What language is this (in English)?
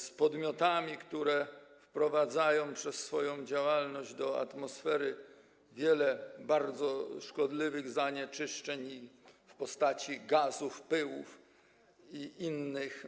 Polish